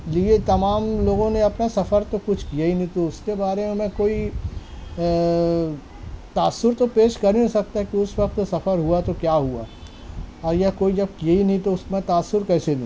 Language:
Urdu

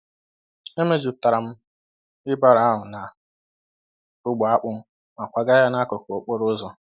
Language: Igbo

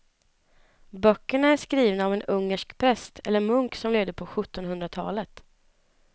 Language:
Swedish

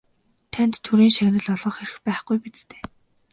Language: Mongolian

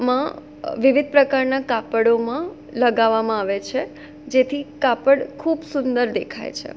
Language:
Gujarati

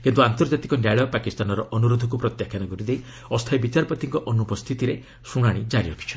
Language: Odia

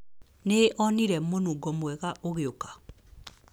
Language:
Kikuyu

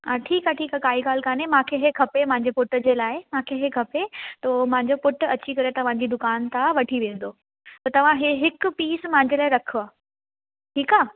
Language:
Sindhi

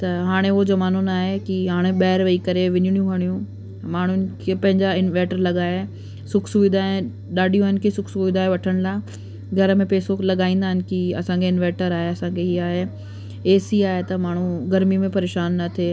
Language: Sindhi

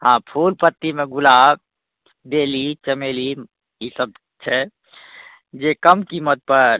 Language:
Maithili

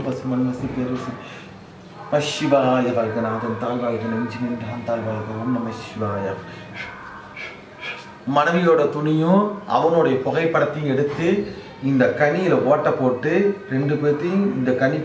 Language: Romanian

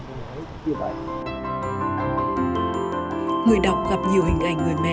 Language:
Vietnamese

